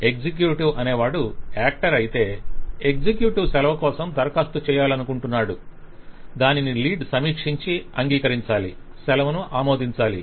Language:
Telugu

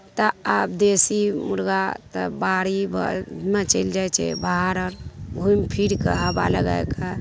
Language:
Maithili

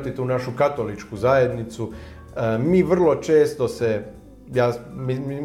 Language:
Croatian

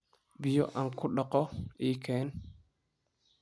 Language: Somali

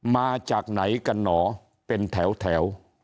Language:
Thai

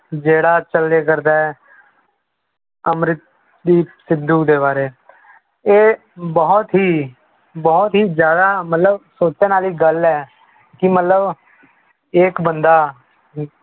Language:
Punjabi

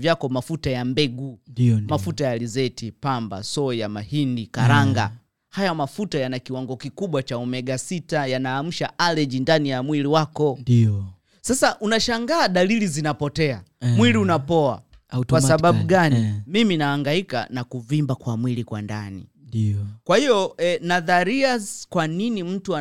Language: Swahili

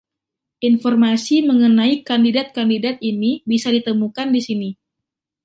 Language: Indonesian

